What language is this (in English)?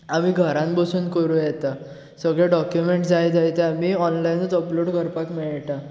Konkani